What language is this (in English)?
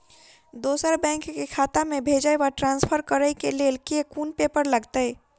Maithili